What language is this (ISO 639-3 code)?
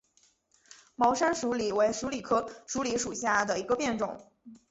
zho